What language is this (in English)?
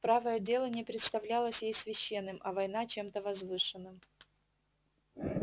Russian